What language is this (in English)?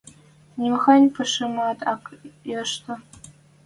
Western Mari